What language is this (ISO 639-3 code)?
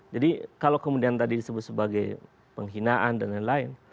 ind